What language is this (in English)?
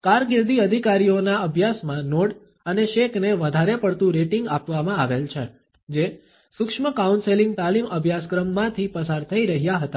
Gujarati